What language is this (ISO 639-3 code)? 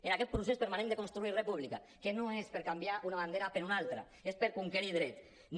cat